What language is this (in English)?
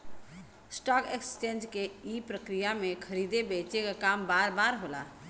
Bhojpuri